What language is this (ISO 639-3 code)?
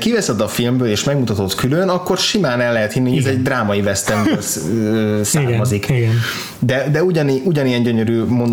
hun